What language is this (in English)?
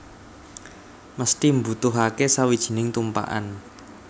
Javanese